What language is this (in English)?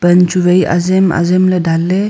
Wancho Naga